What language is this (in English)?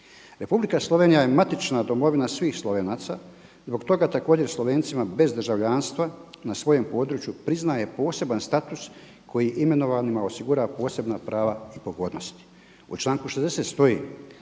Croatian